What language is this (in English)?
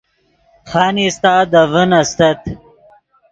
Yidgha